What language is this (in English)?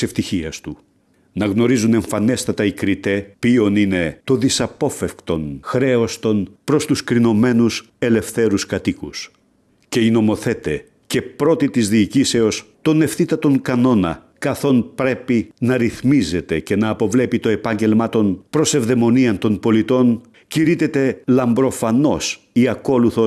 Greek